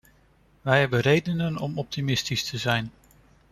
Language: Dutch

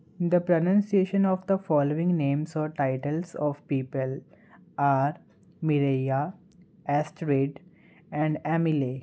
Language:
Punjabi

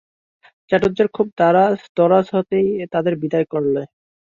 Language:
Bangla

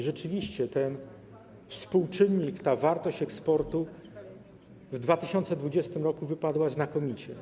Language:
Polish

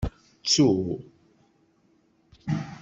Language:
Kabyle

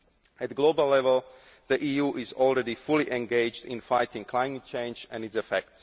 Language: English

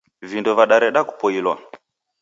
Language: Taita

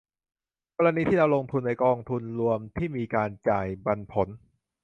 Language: Thai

